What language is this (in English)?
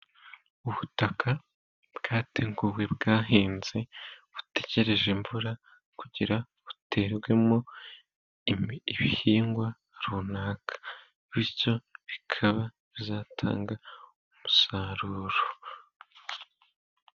Kinyarwanda